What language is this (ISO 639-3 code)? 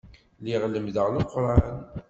kab